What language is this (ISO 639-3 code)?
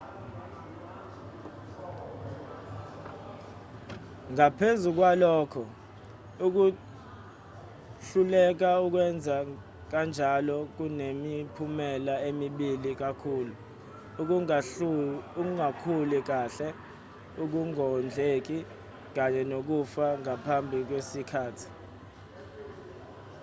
zul